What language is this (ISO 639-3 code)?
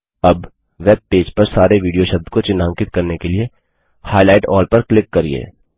hin